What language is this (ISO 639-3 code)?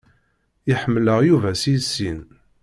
kab